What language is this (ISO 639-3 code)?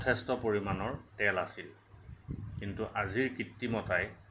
asm